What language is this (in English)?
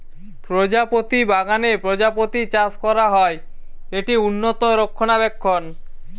Bangla